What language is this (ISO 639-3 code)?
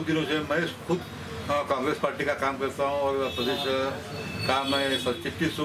hin